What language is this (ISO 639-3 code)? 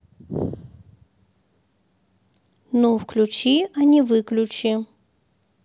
rus